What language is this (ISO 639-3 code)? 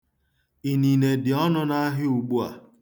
ibo